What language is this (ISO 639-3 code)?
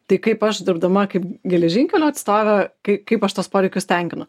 lit